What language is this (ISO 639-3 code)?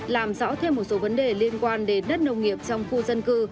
vie